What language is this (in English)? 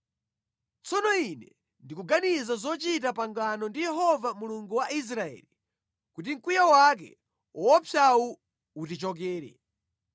Nyanja